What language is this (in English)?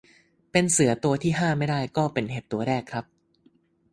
Thai